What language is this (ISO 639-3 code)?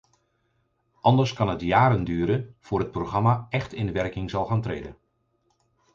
nld